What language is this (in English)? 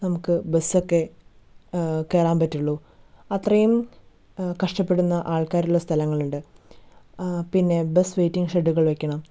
Malayalam